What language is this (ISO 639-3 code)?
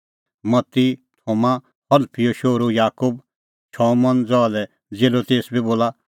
kfx